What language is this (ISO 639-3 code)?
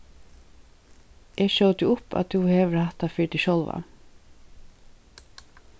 fao